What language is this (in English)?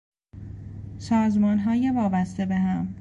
Persian